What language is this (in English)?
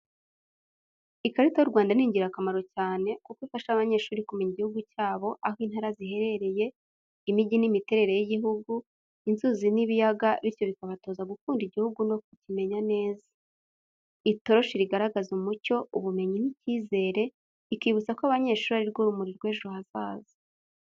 Kinyarwanda